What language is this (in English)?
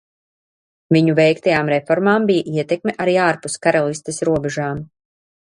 Latvian